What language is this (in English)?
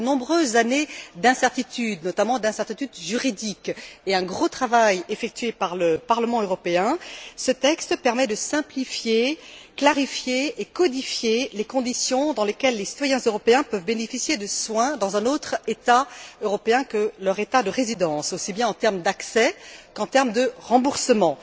French